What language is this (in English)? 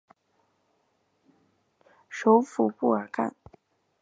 Chinese